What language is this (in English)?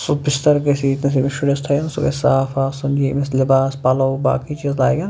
Kashmiri